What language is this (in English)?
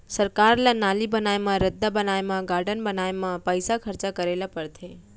Chhattisgarhi